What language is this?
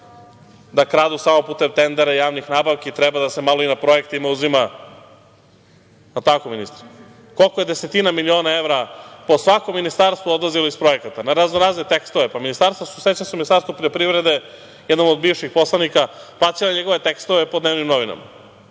Serbian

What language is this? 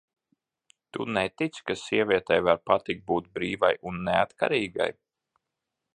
Latvian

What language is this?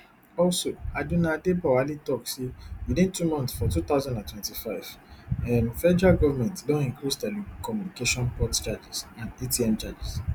Nigerian Pidgin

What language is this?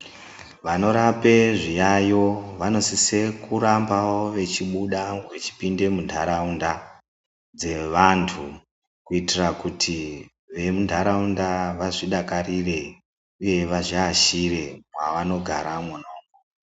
Ndau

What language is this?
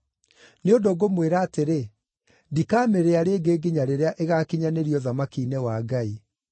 Kikuyu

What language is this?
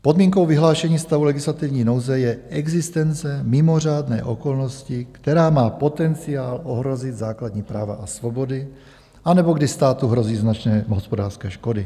Czech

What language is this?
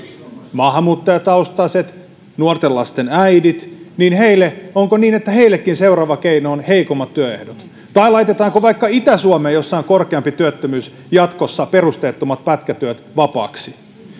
Finnish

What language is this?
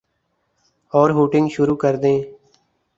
Urdu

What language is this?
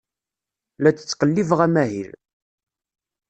Kabyle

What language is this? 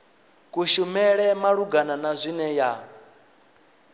Venda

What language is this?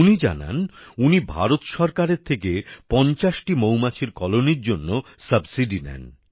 Bangla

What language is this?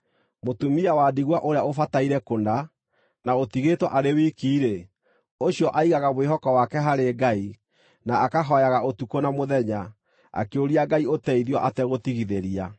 Kikuyu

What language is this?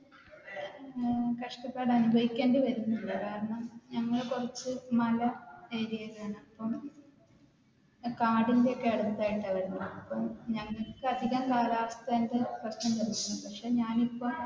Malayalam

